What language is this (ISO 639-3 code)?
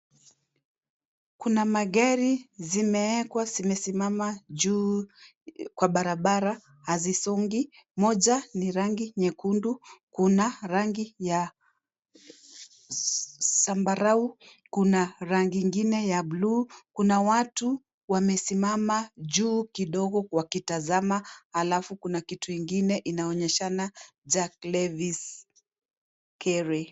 swa